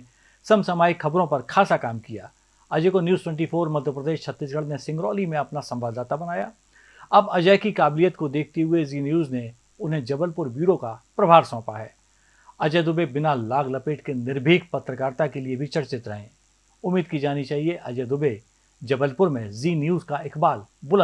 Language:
Hindi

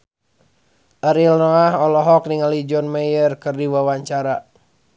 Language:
Sundanese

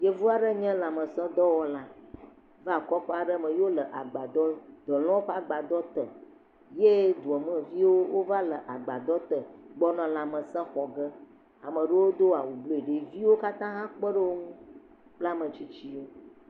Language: Ewe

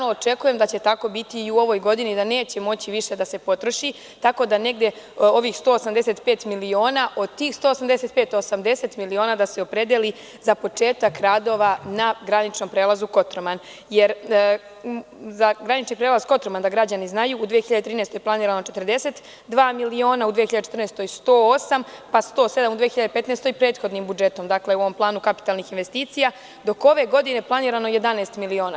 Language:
Serbian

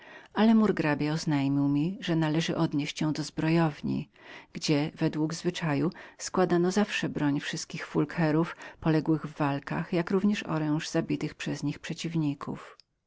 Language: Polish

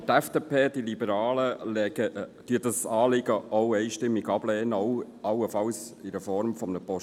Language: Swiss German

